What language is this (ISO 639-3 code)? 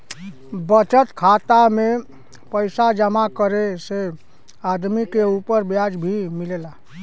bho